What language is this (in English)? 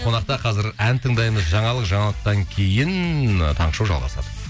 Kazakh